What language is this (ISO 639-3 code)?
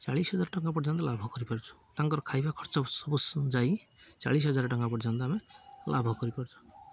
ori